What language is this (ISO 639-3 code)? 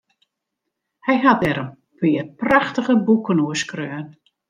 fry